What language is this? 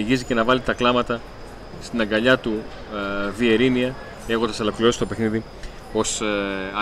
Greek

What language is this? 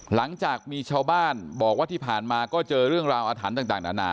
Thai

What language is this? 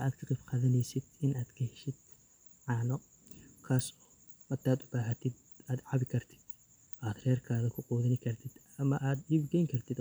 Somali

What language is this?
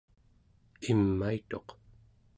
Central Yupik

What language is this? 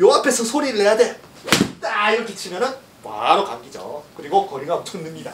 Korean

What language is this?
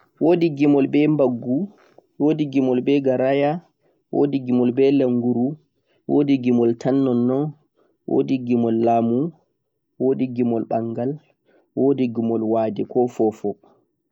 Central-Eastern Niger Fulfulde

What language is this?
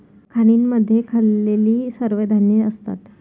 Marathi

